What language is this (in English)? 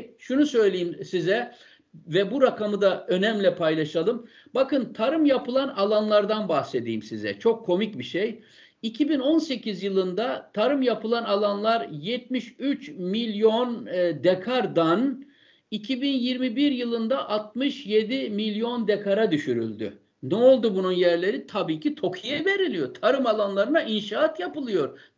Turkish